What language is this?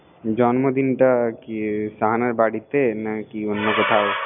Bangla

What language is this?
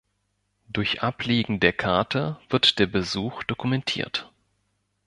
German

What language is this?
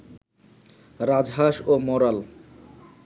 Bangla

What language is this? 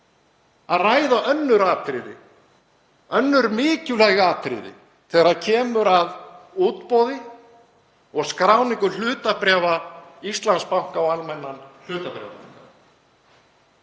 Icelandic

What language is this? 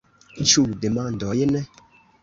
Esperanto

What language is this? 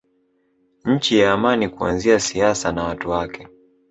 Swahili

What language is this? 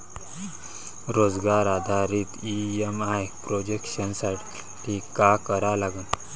Marathi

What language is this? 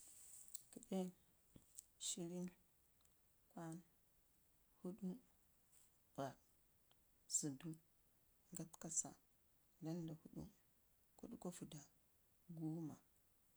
Ngizim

